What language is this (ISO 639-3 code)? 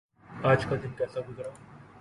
urd